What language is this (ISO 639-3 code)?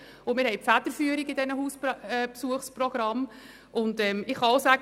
gsw